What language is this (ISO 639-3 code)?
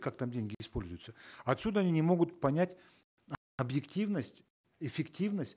kaz